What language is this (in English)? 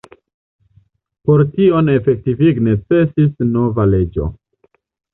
Esperanto